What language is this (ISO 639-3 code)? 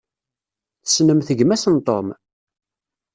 kab